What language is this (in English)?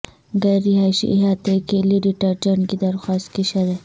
Urdu